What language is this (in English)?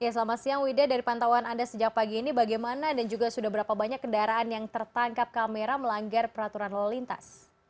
Indonesian